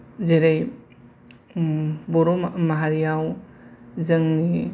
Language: Bodo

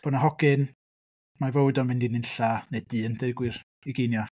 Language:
Welsh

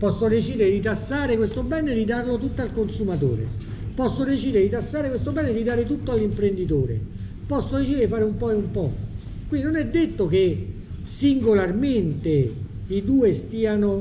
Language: Italian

